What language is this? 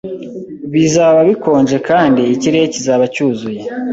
Kinyarwanda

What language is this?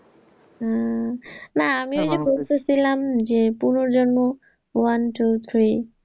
Bangla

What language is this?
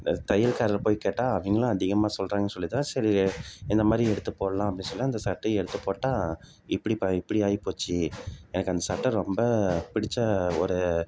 Tamil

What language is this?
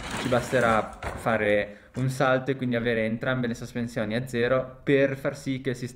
Italian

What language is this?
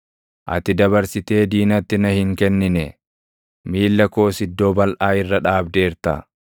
Oromo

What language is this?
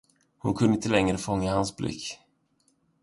Swedish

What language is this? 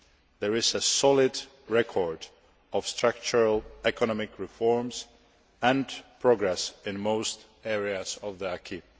English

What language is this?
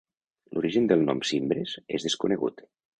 Catalan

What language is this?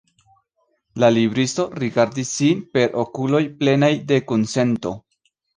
Esperanto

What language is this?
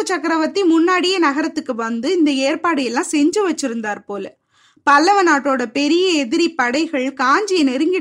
Tamil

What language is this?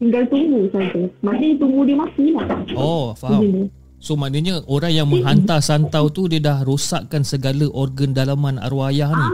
Malay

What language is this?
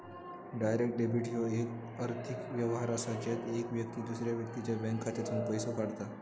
Marathi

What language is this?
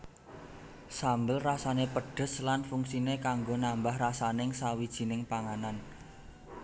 Javanese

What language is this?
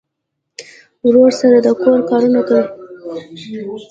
Pashto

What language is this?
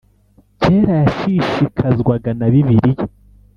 Kinyarwanda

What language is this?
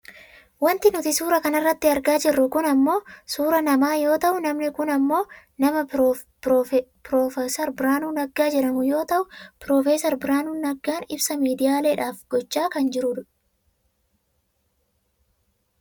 Oromo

